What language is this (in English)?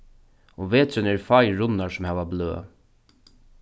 Faroese